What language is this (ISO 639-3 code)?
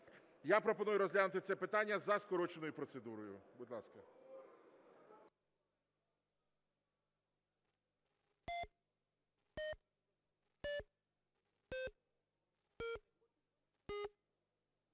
ukr